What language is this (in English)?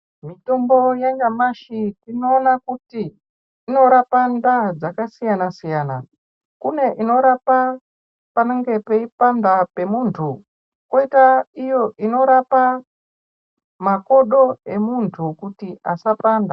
Ndau